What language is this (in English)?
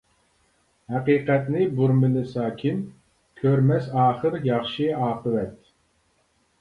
Uyghur